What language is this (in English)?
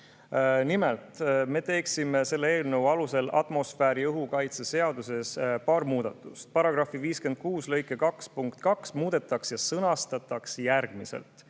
Estonian